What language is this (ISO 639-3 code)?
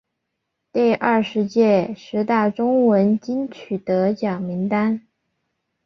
zho